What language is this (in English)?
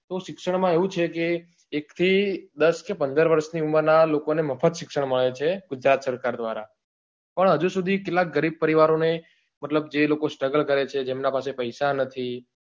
Gujarati